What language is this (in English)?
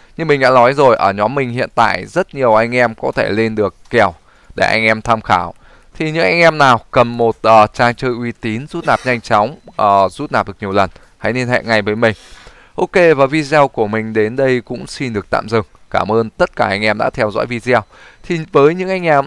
Vietnamese